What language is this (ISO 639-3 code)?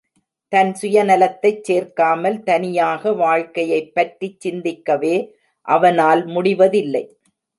tam